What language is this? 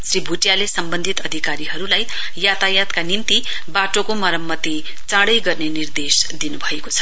Nepali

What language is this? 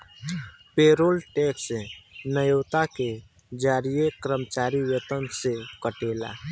Bhojpuri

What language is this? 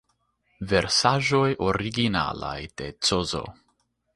Esperanto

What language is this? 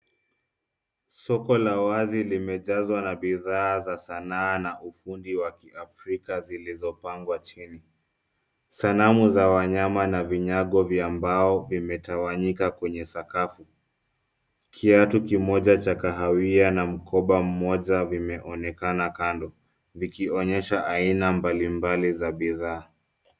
Swahili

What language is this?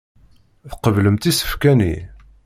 Kabyle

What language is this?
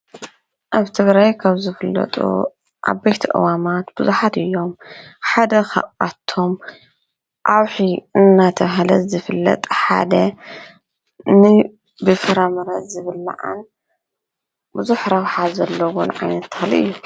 Tigrinya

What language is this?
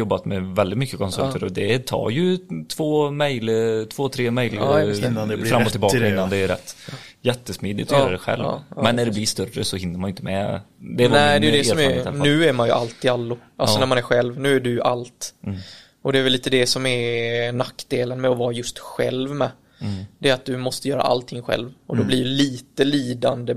Swedish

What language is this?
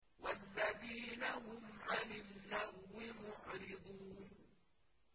Arabic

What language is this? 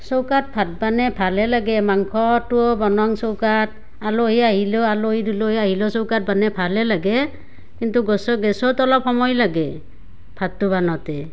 Assamese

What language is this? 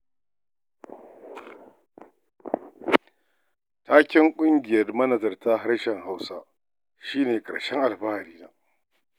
Hausa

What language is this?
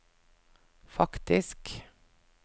Norwegian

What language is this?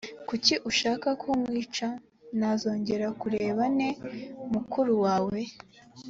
Kinyarwanda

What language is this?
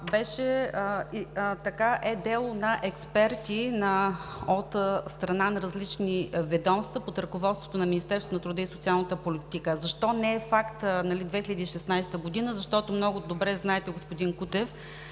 Bulgarian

